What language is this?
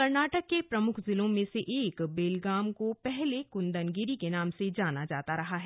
Hindi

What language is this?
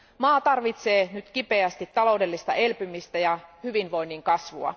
Finnish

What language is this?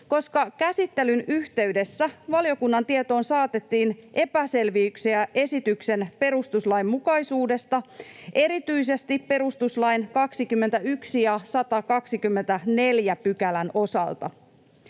Finnish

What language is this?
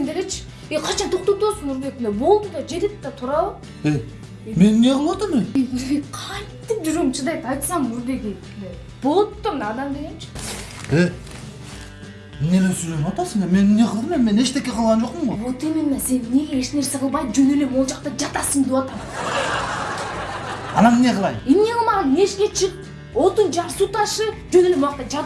Turkish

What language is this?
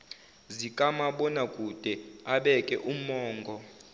Zulu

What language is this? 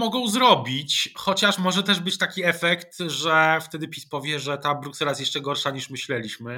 Polish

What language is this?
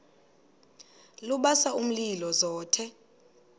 Xhosa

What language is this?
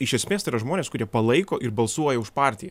Lithuanian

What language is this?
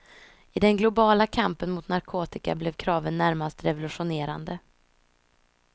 Swedish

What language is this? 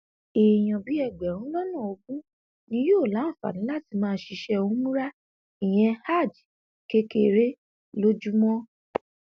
Yoruba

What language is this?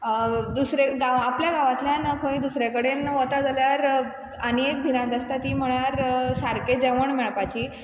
Konkani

